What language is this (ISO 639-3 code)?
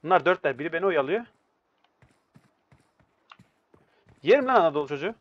tur